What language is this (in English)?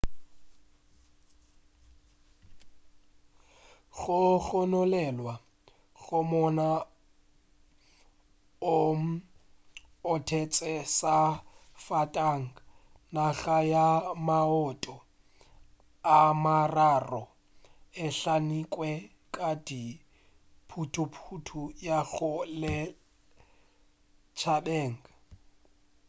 Northern Sotho